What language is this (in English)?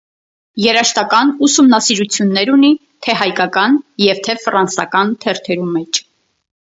Armenian